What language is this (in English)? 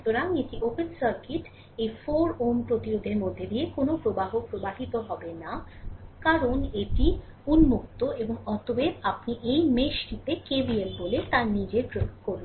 Bangla